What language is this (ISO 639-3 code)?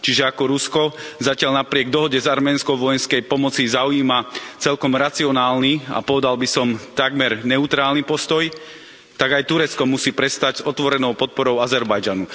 slk